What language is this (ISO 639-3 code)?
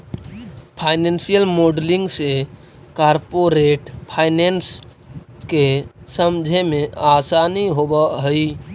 mag